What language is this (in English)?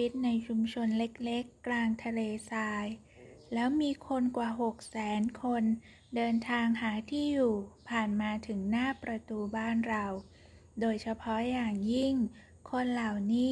Thai